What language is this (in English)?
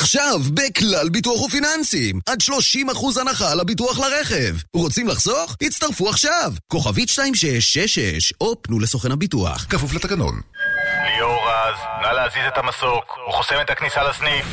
Hebrew